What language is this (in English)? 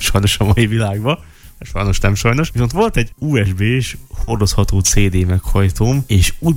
Hungarian